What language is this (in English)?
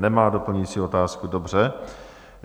Czech